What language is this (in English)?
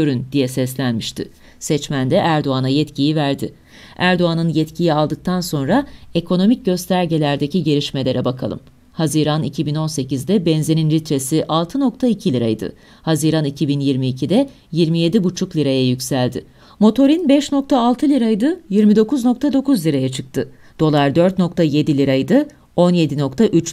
Turkish